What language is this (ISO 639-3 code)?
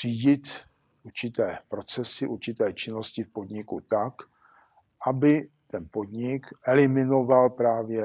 ces